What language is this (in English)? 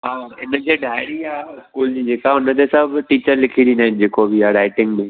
Sindhi